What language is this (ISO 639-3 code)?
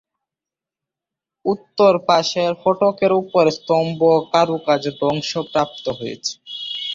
ben